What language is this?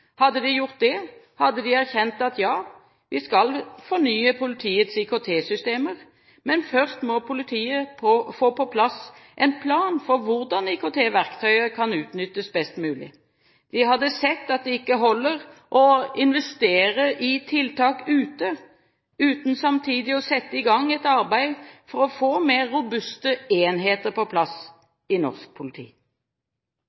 Norwegian Bokmål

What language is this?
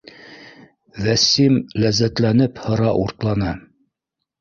Bashkir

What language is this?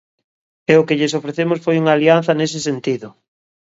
Galician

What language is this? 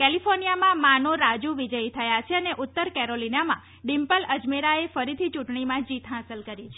Gujarati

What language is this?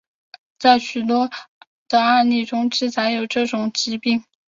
Chinese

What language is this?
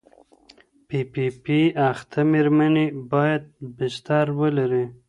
Pashto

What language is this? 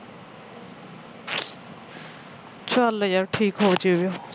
Punjabi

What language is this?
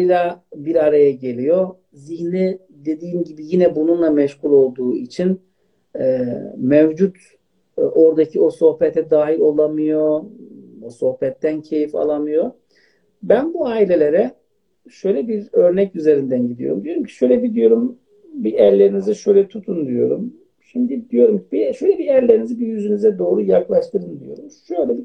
Turkish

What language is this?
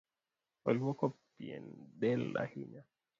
Luo (Kenya and Tanzania)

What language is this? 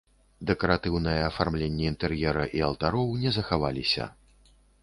Belarusian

